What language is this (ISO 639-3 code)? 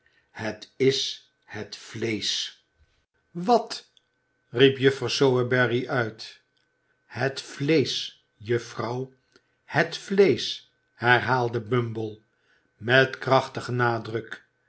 nld